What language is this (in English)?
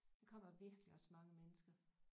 Danish